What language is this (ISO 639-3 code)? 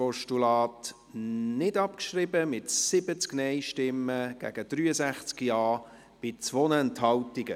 gsw